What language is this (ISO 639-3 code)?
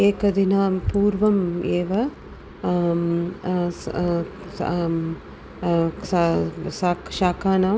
san